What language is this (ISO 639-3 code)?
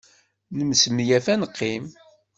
kab